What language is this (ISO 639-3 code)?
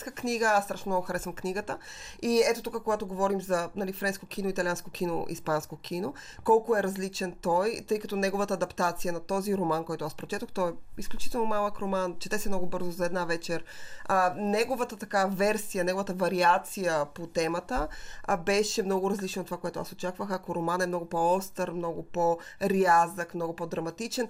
bul